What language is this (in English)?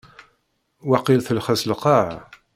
Kabyle